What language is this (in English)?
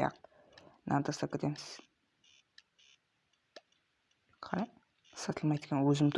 Turkish